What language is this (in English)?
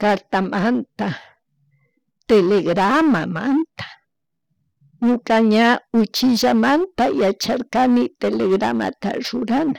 Chimborazo Highland Quichua